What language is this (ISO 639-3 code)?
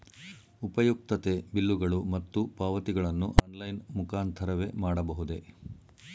kan